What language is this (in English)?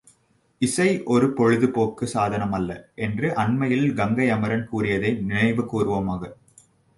Tamil